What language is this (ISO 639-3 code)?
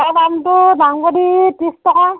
asm